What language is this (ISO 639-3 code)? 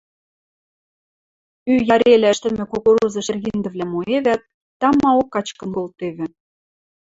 mrj